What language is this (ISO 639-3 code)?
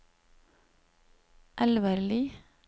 nor